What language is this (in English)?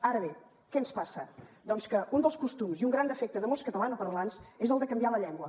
Catalan